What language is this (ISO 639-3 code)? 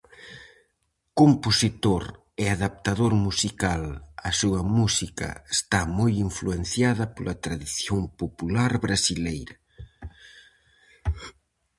glg